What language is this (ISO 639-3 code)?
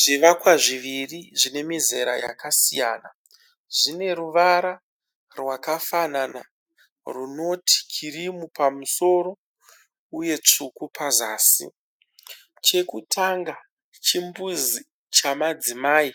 sna